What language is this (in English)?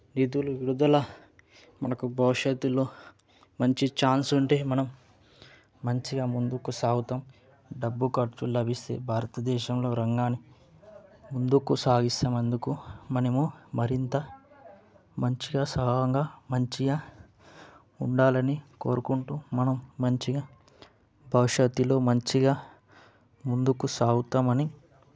Telugu